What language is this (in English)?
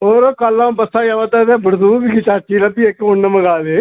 Dogri